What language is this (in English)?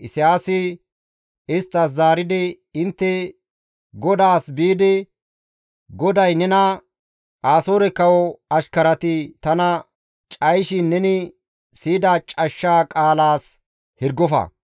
Gamo